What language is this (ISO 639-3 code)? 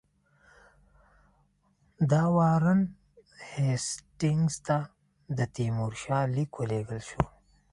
pus